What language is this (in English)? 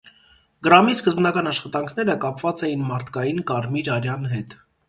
Armenian